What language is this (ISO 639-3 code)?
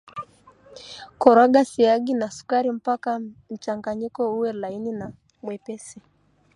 swa